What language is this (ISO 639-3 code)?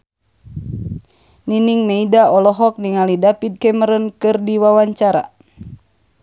sun